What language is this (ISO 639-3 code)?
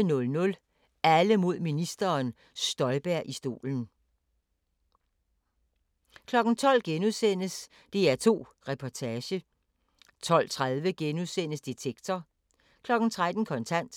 dan